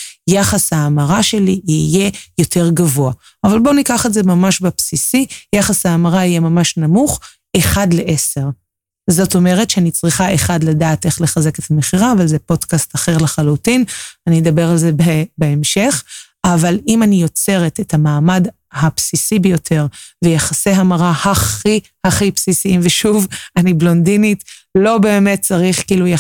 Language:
Hebrew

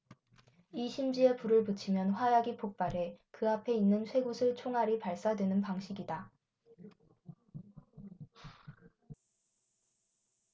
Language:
Korean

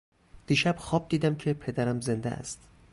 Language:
Persian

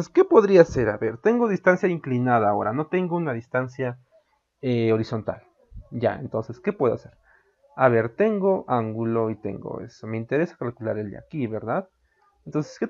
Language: Spanish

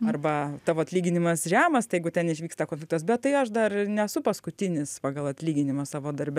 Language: Lithuanian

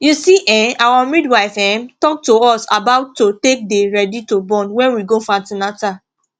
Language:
Nigerian Pidgin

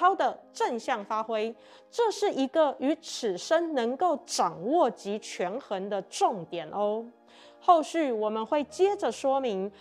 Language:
Chinese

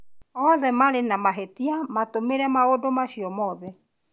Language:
Kikuyu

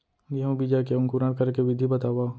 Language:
Chhattisgarhi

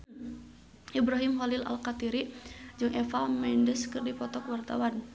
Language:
Sundanese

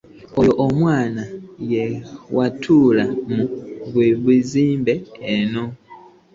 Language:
Ganda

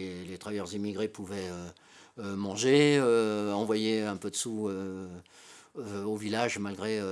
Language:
French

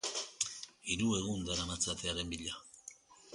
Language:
Basque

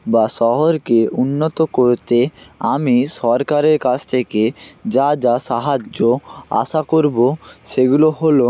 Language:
Bangla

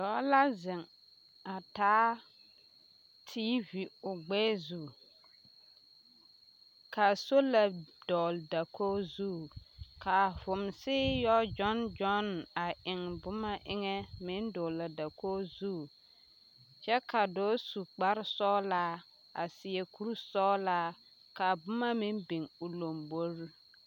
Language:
Southern Dagaare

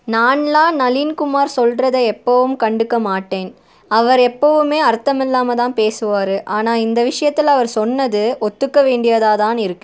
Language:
Tamil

